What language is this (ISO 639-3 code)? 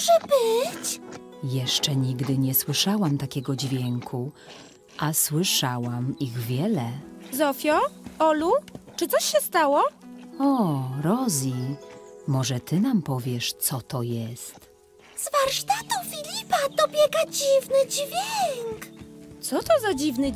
pol